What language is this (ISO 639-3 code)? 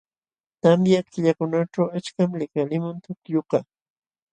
qxw